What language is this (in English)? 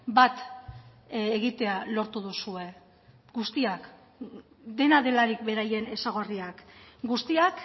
Basque